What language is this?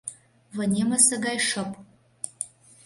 Mari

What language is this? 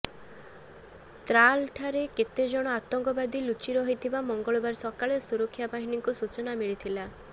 Odia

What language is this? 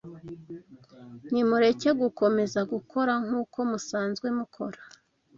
Kinyarwanda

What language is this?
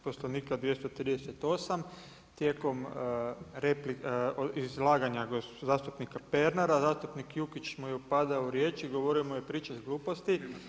Croatian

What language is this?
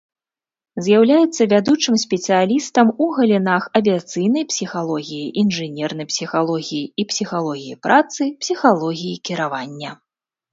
Belarusian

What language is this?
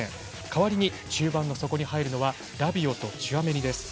Japanese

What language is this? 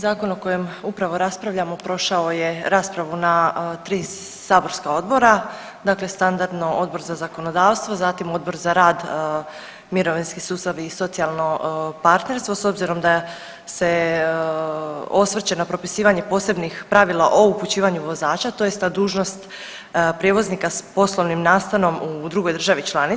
Croatian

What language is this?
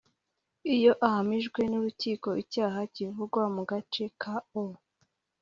Kinyarwanda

